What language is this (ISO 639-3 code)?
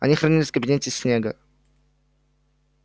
rus